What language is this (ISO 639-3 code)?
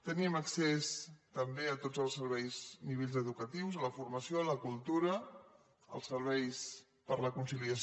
cat